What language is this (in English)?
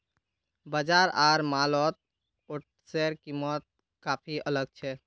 Magahi